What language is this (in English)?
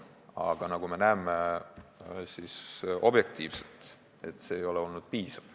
Estonian